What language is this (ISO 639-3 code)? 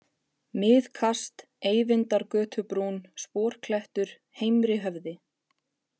isl